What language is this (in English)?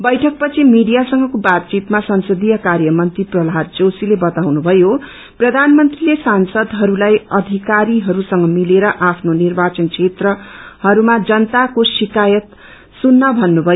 Nepali